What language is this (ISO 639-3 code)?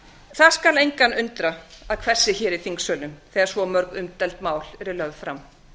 isl